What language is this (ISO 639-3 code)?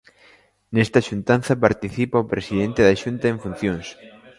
glg